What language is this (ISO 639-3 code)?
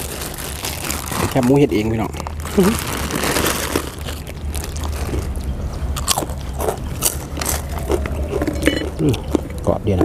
tha